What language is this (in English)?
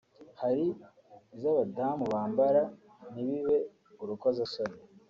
Kinyarwanda